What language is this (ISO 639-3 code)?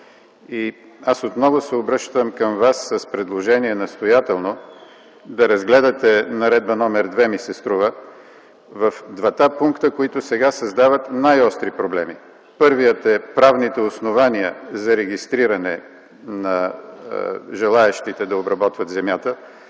bul